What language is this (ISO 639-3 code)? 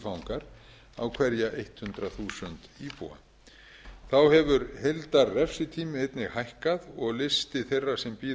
isl